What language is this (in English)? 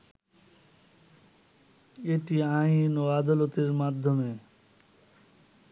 Bangla